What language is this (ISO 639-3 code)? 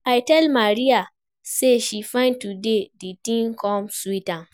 pcm